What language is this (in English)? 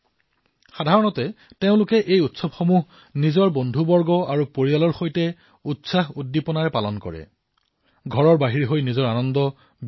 Assamese